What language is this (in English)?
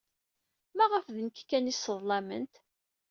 Kabyle